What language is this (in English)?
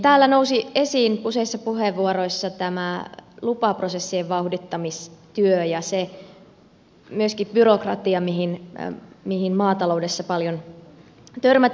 Finnish